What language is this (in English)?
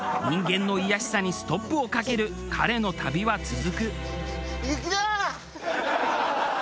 Japanese